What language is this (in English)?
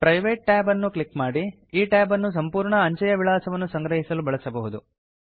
Kannada